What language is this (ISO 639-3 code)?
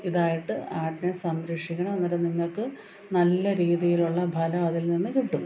mal